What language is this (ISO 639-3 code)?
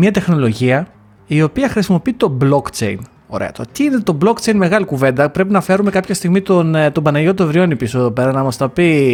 ell